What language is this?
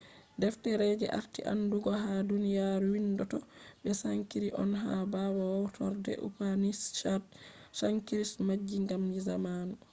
Fula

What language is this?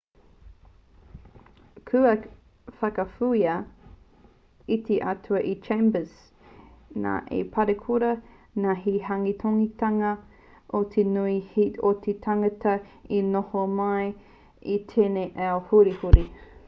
Māori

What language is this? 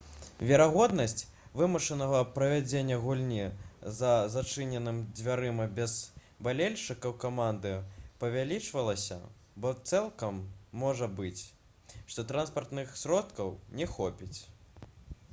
Belarusian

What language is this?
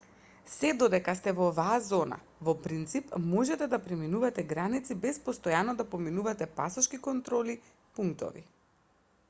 Macedonian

